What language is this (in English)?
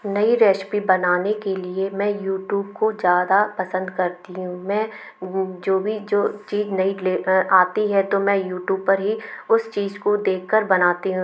Hindi